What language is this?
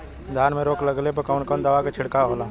Bhojpuri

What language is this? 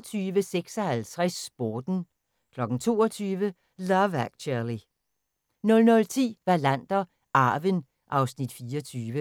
Danish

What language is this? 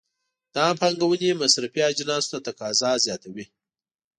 Pashto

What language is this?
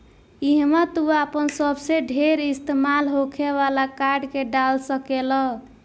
Bhojpuri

